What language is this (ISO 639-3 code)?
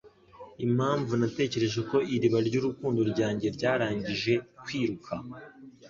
kin